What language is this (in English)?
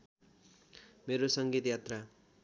Nepali